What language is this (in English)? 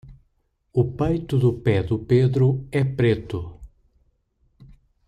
Portuguese